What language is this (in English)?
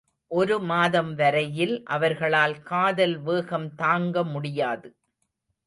Tamil